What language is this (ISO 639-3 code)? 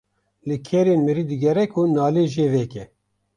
kur